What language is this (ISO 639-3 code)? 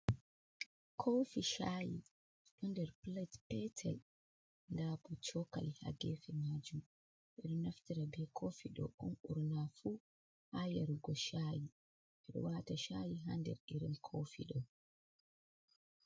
ful